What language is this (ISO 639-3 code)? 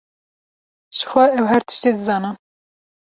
kur